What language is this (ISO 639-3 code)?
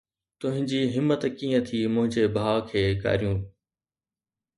snd